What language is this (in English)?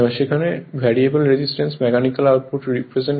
Bangla